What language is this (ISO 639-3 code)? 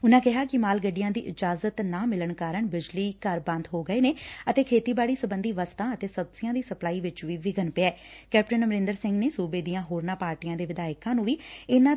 pan